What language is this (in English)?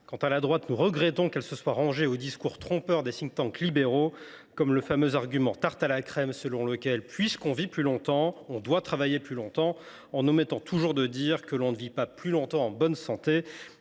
French